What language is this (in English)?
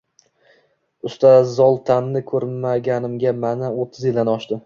Uzbek